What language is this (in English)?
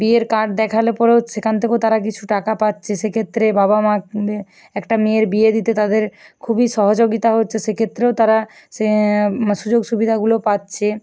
Bangla